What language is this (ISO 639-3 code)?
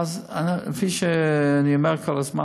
heb